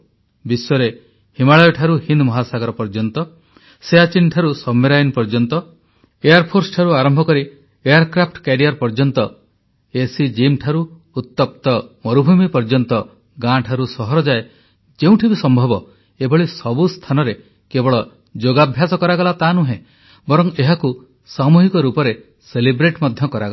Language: Odia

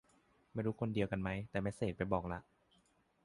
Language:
Thai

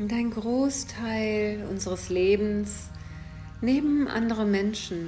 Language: German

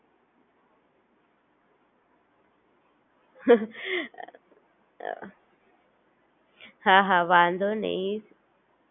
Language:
Gujarati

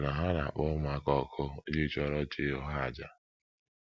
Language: Igbo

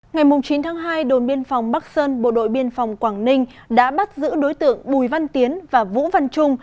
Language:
Vietnamese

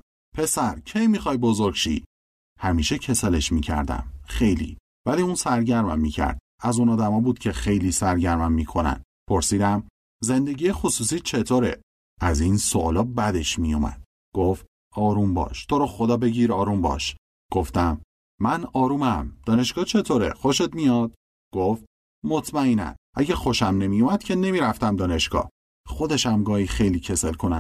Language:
Persian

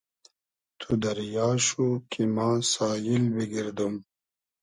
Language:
Hazaragi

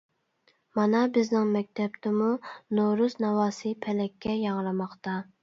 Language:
Uyghur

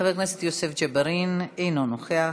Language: Hebrew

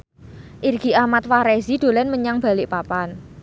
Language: Javanese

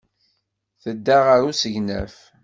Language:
Kabyle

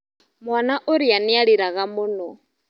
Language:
Kikuyu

